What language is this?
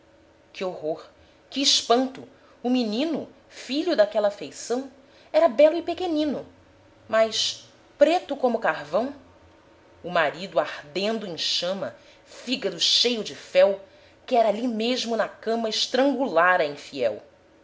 Portuguese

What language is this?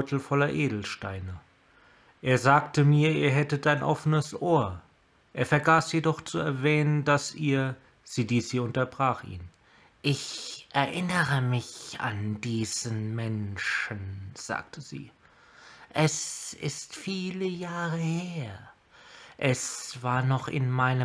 German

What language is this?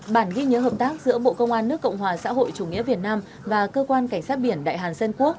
Vietnamese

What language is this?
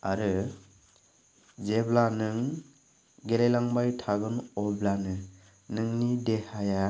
Bodo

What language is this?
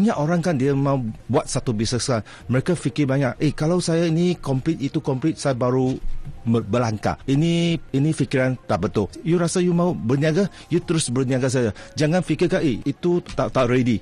Malay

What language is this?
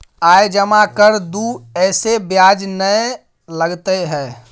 Maithili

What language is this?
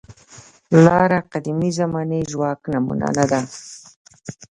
Pashto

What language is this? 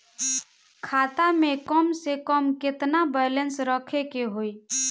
Bhojpuri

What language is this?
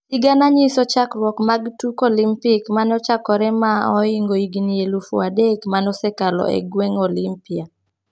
Luo (Kenya and Tanzania)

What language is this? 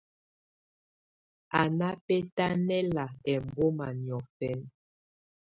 Tunen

